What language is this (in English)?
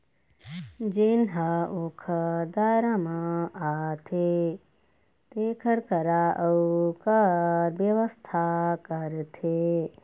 Chhattisgarhi